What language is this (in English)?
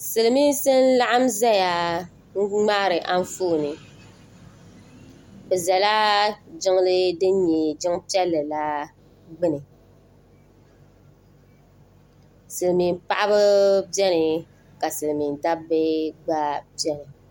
Dagbani